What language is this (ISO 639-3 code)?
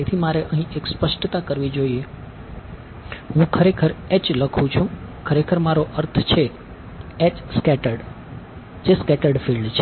guj